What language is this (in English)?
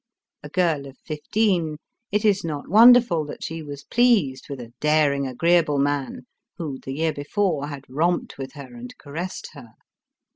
English